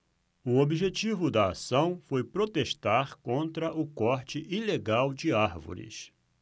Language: Portuguese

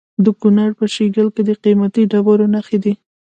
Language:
Pashto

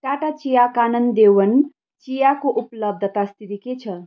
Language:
Nepali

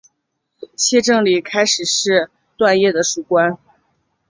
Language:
Chinese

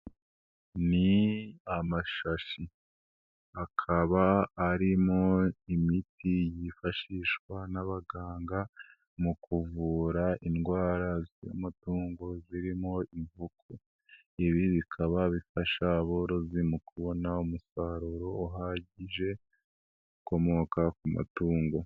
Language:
Kinyarwanda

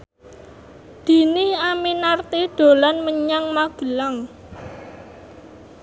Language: Javanese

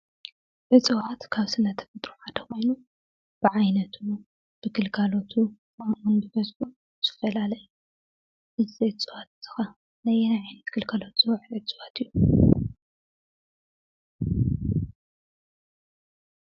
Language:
Tigrinya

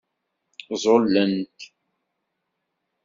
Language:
Kabyle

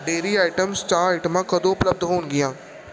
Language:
Punjabi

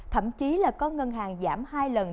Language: Vietnamese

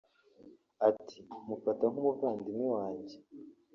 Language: Kinyarwanda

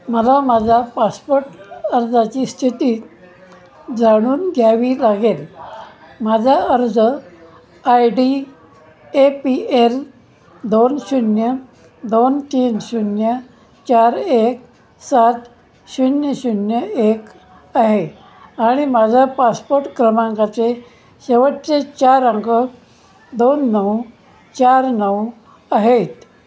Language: Marathi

